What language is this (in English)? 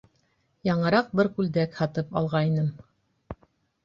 Bashkir